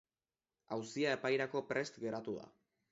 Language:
Basque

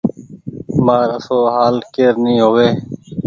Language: Goaria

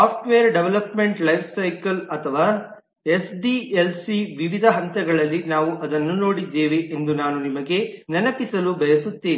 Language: Kannada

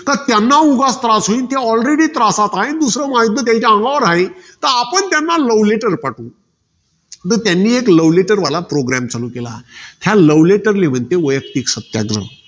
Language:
Marathi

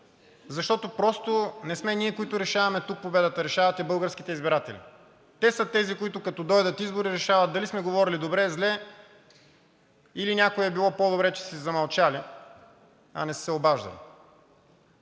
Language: Bulgarian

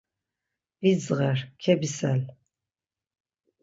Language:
Laz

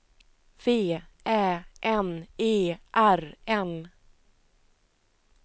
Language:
Swedish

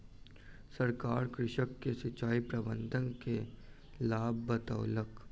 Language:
Maithili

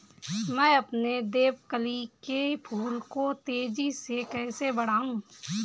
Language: Hindi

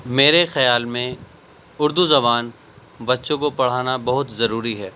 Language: Urdu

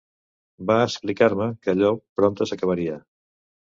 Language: Catalan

